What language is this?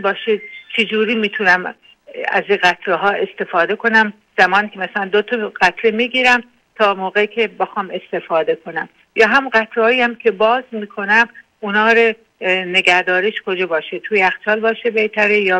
Persian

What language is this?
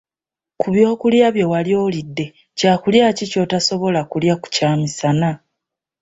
Ganda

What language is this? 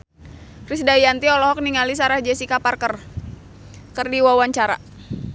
Sundanese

